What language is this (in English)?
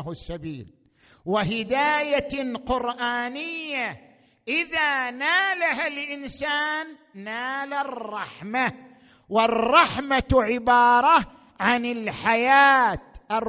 Arabic